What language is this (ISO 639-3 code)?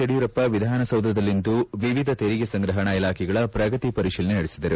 kan